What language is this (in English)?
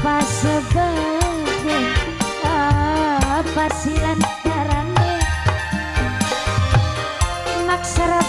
Indonesian